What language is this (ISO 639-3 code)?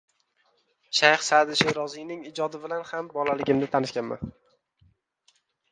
uzb